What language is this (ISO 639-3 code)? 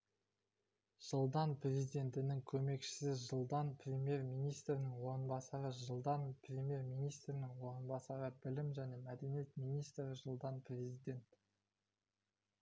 kaz